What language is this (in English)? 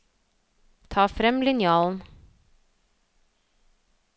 Norwegian